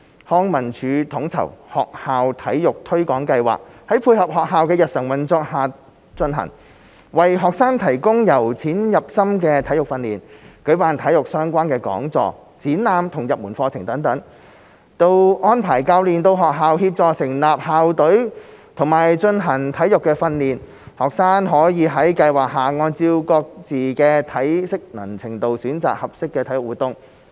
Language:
Cantonese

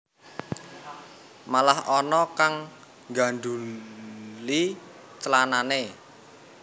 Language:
Javanese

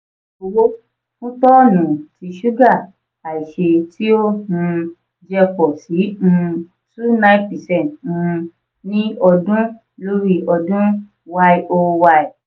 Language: Yoruba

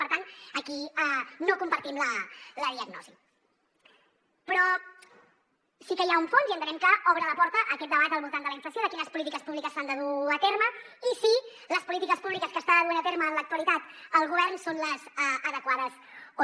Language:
Catalan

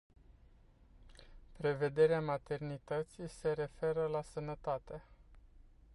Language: Romanian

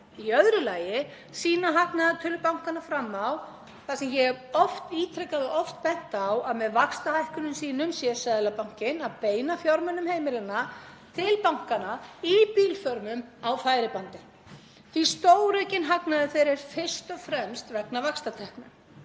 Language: Icelandic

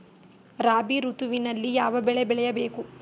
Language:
Kannada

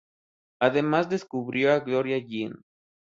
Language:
Spanish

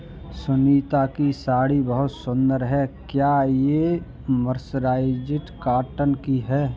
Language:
Hindi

